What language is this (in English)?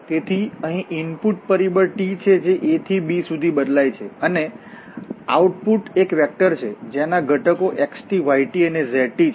Gujarati